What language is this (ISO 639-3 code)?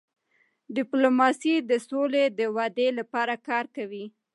pus